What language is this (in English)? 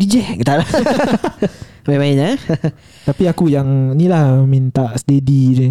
Malay